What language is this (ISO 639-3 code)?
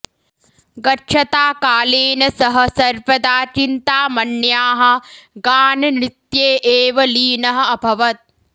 san